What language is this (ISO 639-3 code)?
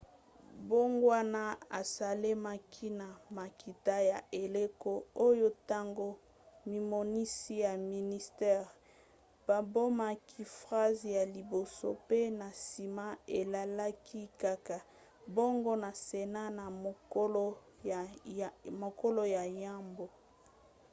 lin